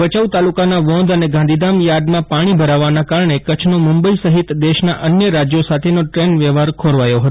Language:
Gujarati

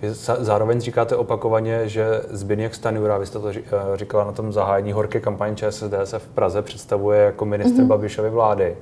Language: Czech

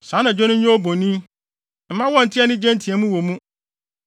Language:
Akan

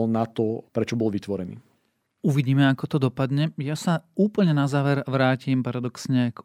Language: Slovak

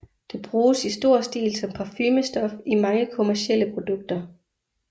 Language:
Danish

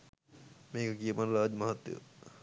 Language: Sinhala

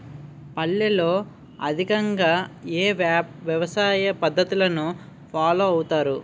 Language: Telugu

